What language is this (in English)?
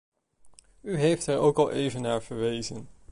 Dutch